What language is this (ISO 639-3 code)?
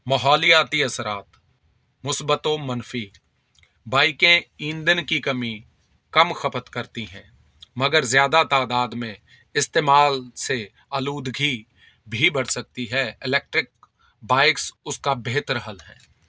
urd